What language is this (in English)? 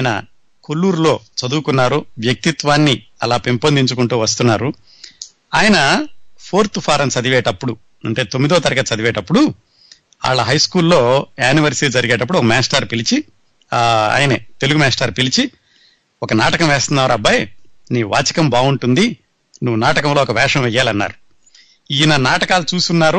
Telugu